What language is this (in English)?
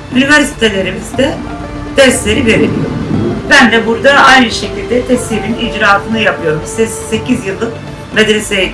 Turkish